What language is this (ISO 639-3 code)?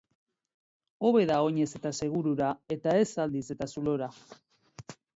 eus